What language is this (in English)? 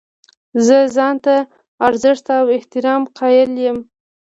Pashto